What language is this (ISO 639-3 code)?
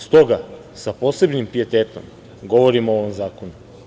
srp